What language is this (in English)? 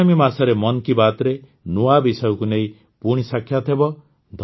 Odia